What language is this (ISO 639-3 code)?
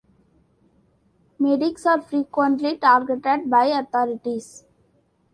eng